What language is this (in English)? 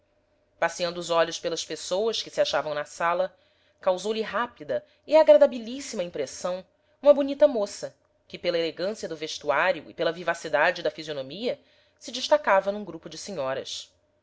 Portuguese